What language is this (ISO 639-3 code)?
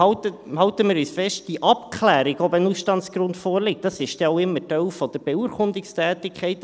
gsw